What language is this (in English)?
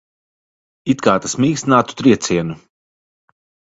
Latvian